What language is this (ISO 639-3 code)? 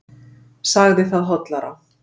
isl